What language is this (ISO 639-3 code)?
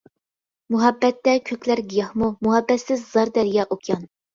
uig